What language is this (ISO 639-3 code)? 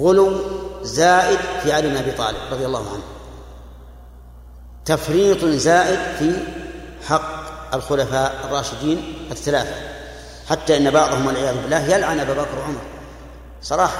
ara